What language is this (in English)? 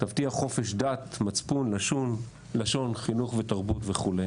Hebrew